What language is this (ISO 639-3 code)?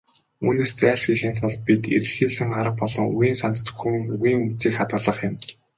mon